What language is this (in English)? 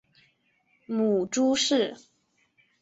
Chinese